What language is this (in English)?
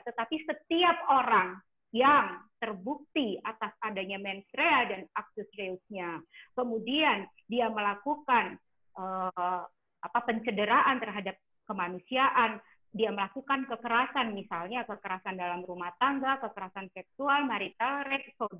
Indonesian